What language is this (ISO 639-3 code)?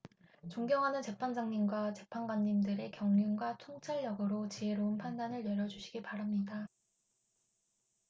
kor